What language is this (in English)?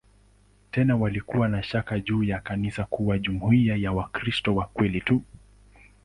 Swahili